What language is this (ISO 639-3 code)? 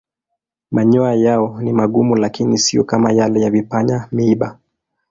swa